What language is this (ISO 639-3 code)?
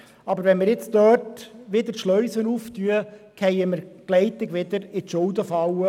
gsw